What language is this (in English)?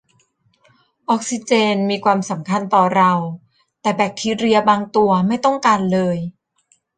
Thai